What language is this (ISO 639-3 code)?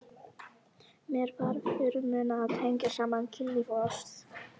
isl